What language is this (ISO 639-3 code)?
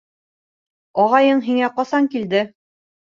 bak